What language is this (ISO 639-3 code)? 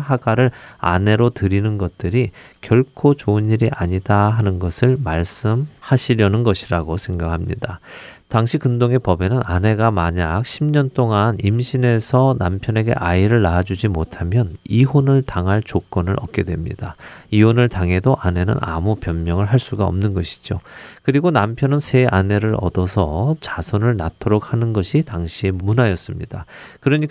kor